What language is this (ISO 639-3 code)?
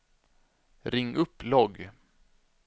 swe